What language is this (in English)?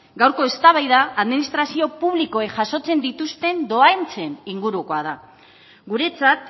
Basque